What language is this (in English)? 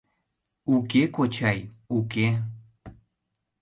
Mari